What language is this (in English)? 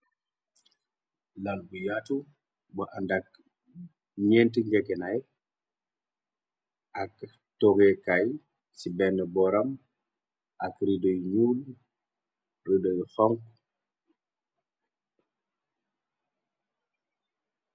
Wolof